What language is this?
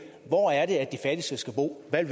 Danish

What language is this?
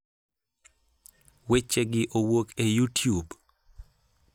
Luo (Kenya and Tanzania)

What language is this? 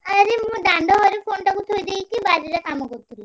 Odia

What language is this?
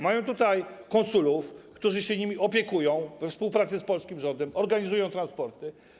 Polish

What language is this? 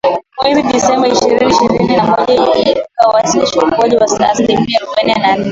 Swahili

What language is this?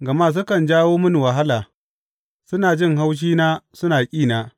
Hausa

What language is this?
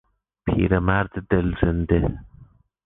Persian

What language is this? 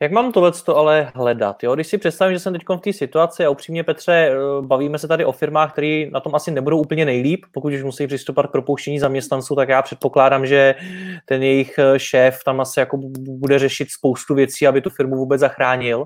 Czech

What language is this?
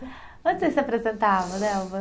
Portuguese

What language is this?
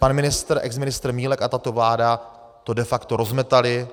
Czech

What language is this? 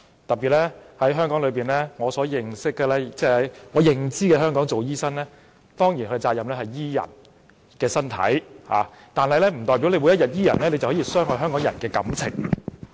Cantonese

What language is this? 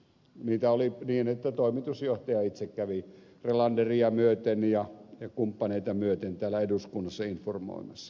Finnish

